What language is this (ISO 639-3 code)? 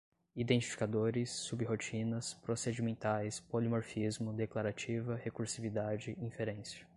por